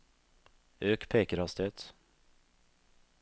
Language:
Norwegian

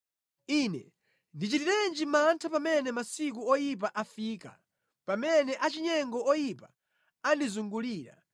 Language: Nyanja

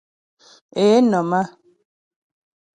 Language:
Ghomala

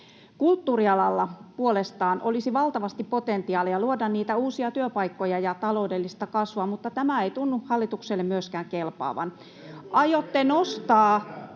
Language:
Finnish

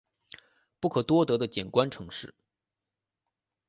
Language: Chinese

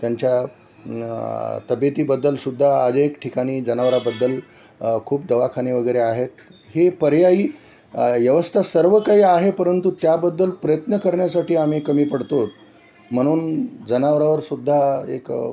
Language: Marathi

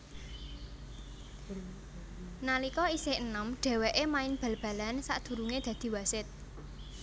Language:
Javanese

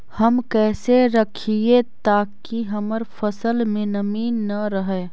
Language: Magahi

